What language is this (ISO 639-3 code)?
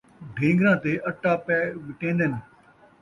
skr